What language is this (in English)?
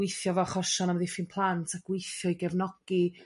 Welsh